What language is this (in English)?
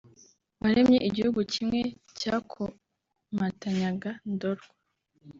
Kinyarwanda